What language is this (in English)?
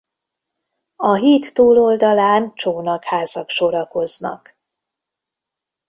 Hungarian